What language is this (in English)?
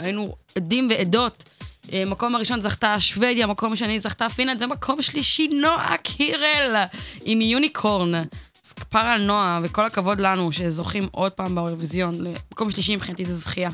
Hebrew